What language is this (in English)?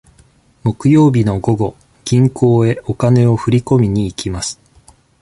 Japanese